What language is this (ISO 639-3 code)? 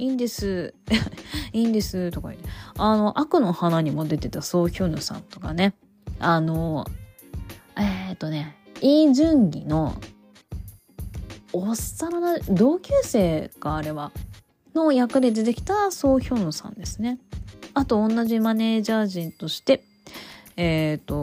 jpn